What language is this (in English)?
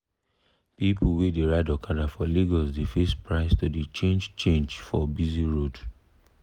Nigerian Pidgin